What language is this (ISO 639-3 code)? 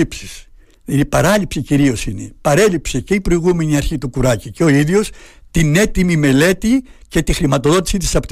ell